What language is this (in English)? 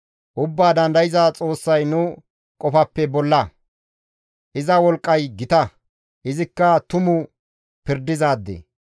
Gamo